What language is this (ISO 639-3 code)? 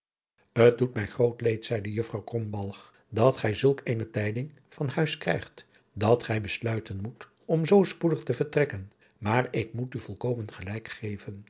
nld